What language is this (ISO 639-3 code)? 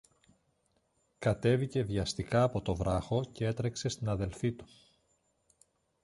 ell